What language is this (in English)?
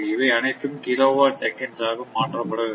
Tamil